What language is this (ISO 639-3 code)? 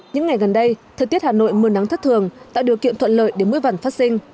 vie